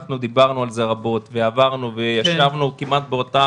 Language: Hebrew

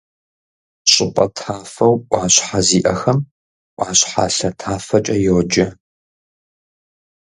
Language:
Kabardian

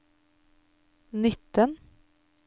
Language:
Norwegian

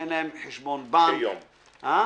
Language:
Hebrew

